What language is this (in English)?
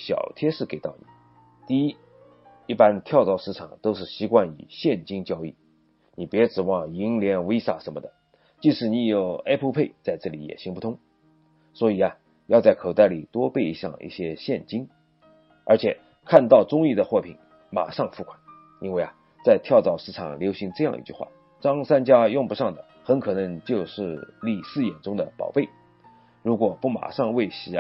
Chinese